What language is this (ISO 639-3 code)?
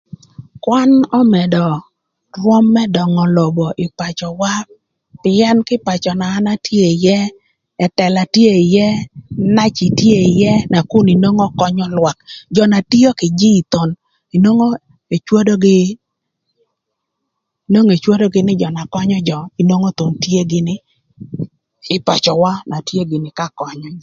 lth